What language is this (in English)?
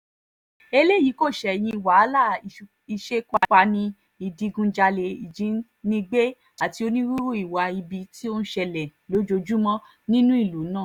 Yoruba